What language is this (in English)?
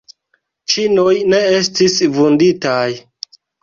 Esperanto